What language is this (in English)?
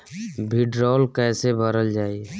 Bhojpuri